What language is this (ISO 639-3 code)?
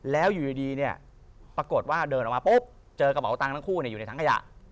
tha